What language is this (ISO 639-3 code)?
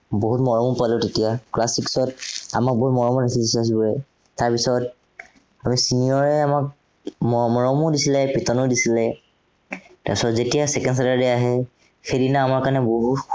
asm